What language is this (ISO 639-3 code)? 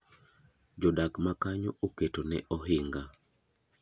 luo